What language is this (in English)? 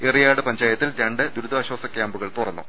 Malayalam